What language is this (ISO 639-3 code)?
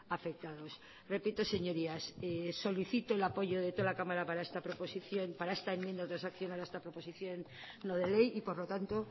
spa